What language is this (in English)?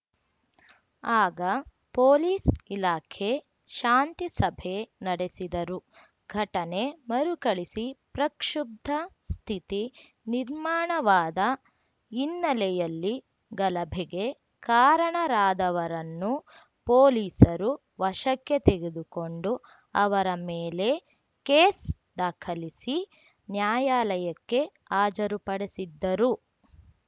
Kannada